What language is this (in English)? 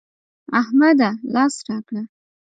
Pashto